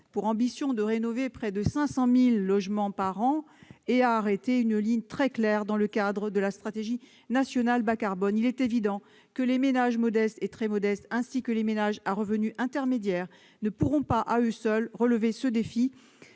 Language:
French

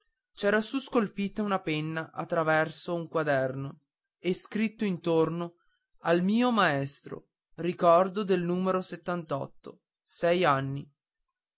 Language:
Italian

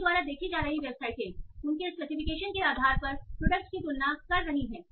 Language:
Hindi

